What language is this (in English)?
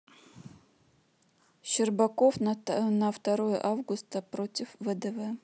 Russian